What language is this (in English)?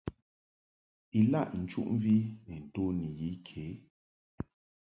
Mungaka